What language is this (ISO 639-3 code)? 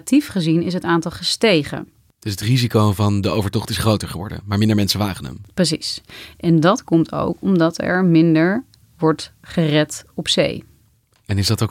nld